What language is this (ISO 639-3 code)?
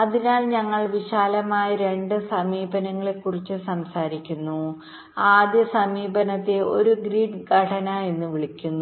mal